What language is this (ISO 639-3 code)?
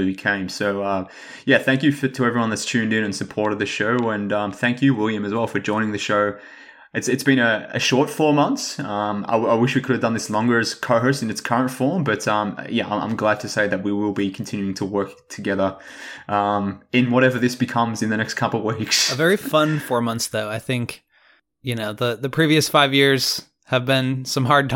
eng